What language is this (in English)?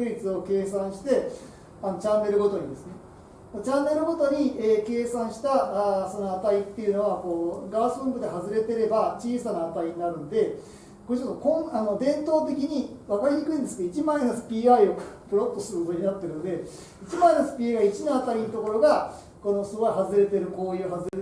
Japanese